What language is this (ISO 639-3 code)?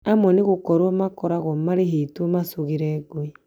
kik